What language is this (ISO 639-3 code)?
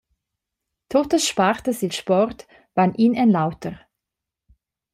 roh